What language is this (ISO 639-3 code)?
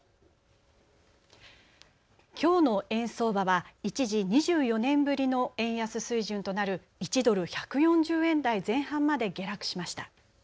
jpn